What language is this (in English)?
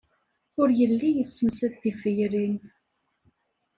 Kabyle